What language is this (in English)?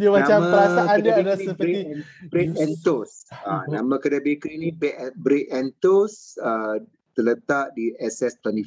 Malay